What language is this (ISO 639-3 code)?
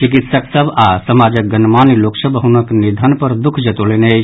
mai